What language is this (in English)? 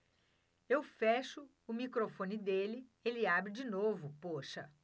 Portuguese